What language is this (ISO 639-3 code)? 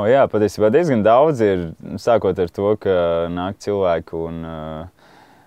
lav